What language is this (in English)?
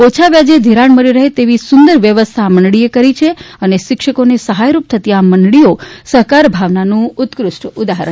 Gujarati